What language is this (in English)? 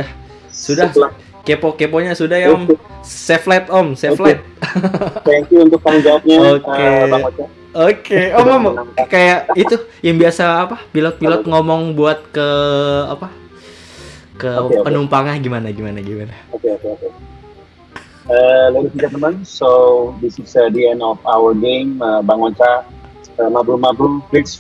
Indonesian